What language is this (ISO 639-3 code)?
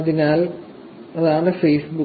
mal